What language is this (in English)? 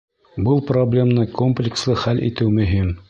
Bashkir